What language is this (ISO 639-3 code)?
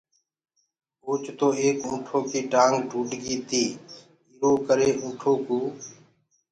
ggg